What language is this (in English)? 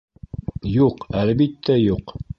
Bashkir